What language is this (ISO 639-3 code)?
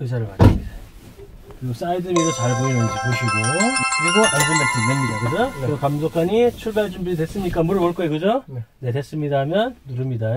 kor